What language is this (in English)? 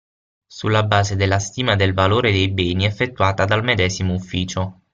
Italian